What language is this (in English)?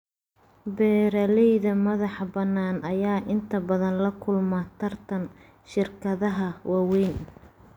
Somali